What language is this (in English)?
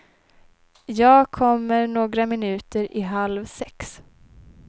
Swedish